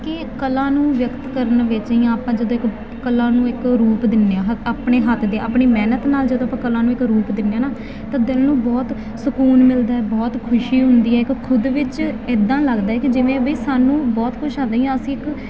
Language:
Punjabi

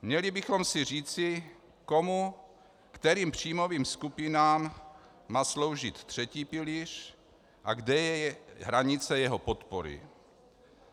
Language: Czech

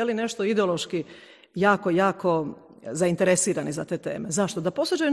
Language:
Croatian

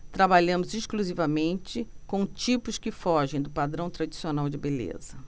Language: Portuguese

